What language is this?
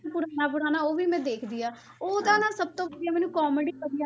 Punjabi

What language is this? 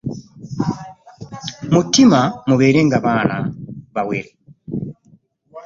Ganda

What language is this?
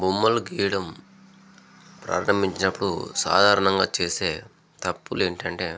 Telugu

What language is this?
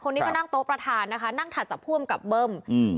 Thai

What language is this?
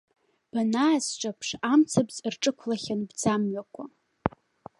Abkhazian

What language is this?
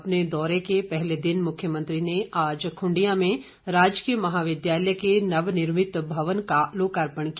Hindi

